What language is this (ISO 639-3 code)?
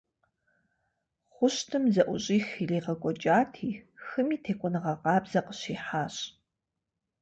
kbd